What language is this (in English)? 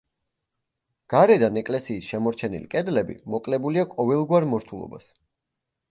Georgian